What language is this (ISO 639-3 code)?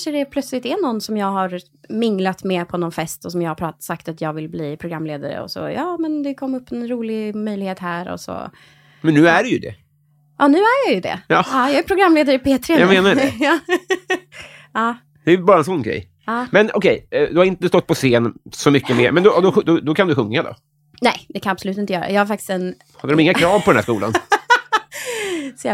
swe